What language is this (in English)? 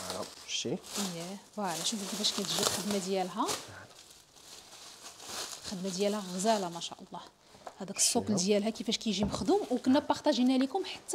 Arabic